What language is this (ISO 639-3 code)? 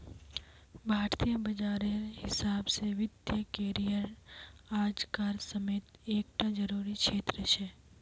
mag